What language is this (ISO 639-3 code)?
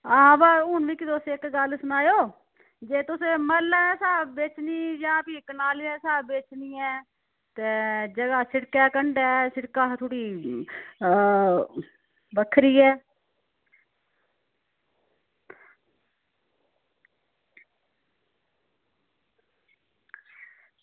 doi